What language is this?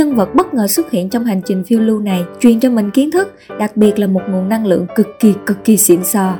Vietnamese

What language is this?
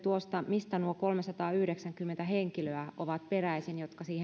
Finnish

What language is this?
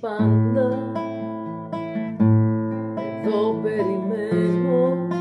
Greek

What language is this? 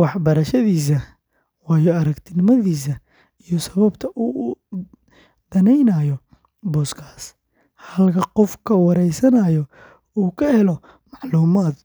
Somali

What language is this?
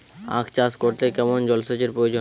Bangla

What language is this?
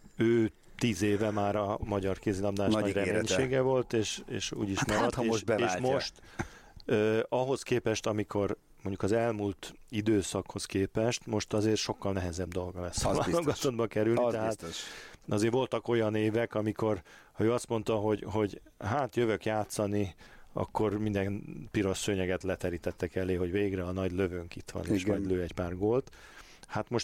Hungarian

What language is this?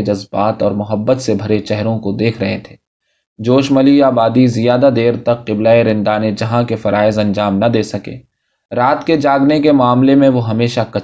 Urdu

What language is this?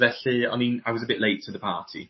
Welsh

